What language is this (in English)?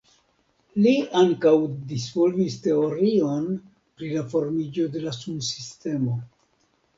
Esperanto